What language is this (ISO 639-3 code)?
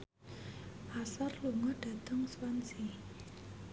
jav